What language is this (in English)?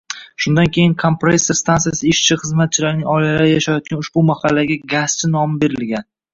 Uzbek